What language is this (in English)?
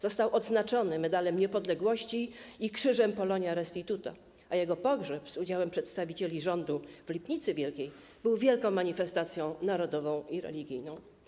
Polish